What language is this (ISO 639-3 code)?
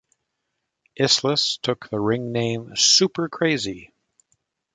eng